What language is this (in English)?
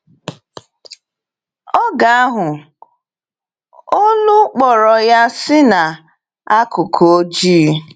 Igbo